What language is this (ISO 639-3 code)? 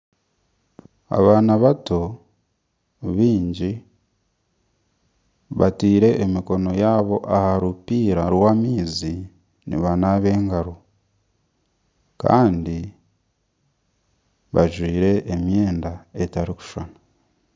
nyn